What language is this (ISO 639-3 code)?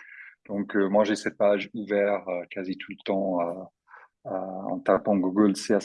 fra